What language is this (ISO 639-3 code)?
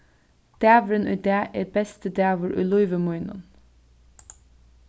fao